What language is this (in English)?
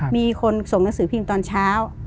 Thai